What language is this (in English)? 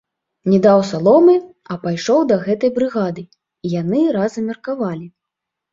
Belarusian